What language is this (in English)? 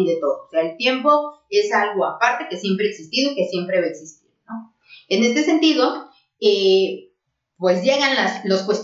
Spanish